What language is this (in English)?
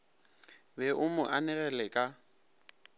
Northern Sotho